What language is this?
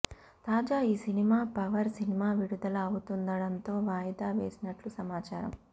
Telugu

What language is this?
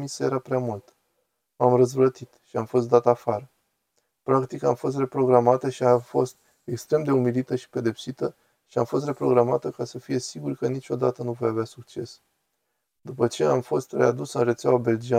Romanian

